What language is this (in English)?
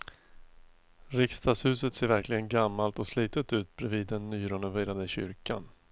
Swedish